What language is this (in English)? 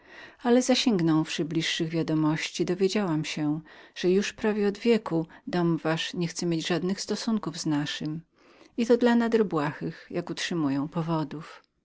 Polish